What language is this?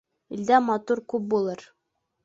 Bashkir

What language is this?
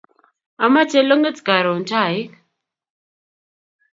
Kalenjin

